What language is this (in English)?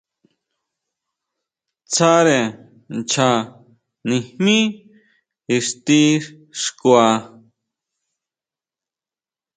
Huautla Mazatec